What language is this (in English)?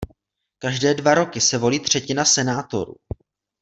Czech